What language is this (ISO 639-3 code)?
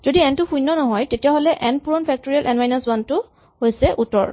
asm